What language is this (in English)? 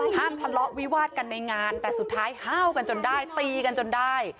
Thai